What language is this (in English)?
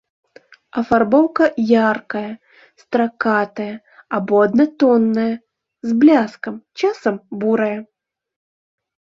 Belarusian